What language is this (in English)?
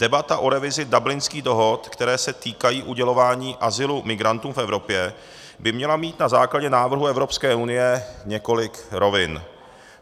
Czech